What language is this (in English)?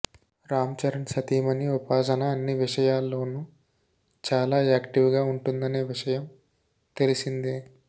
Telugu